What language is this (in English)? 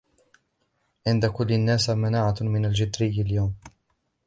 Arabic